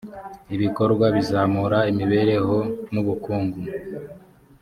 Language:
Kinyarwanda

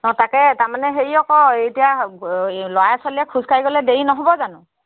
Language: Assamese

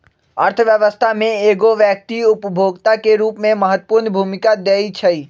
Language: Magahi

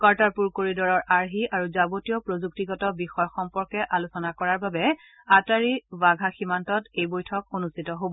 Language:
Assamese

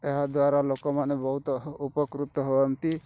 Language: Odia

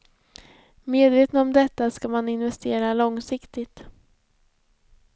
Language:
Swedish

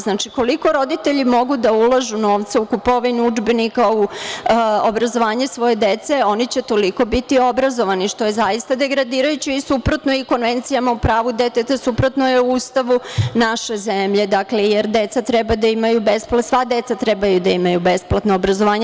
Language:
Serbian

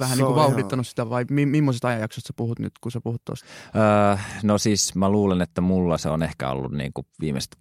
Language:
Finnish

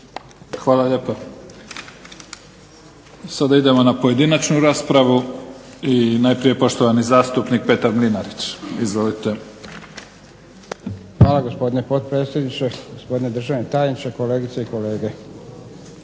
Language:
Croatian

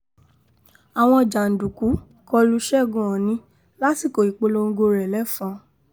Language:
Yoruba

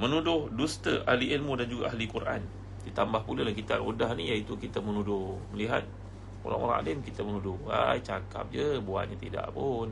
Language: Malay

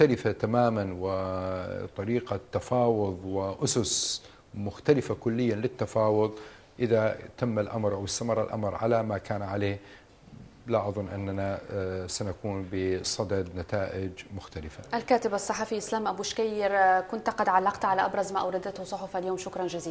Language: Arabic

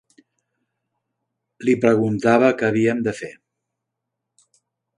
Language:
Catalan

